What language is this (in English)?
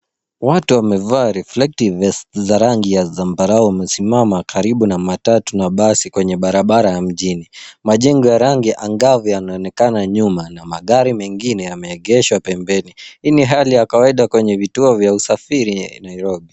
Swahili